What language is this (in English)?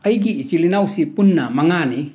Manipuri